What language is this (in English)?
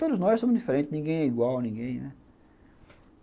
Portuguese